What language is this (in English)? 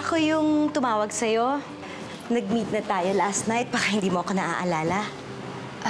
Filipino